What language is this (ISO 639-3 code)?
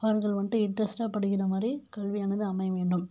tam